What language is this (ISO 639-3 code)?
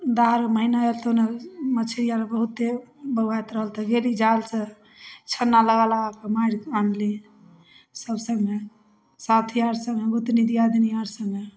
mai